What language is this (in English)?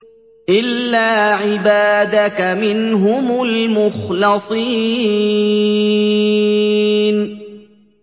Arabic